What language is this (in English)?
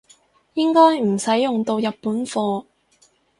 Cantonese